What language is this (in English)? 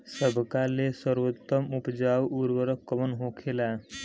Bhojpuri